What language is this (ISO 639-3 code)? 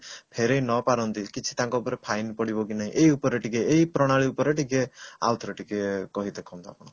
ori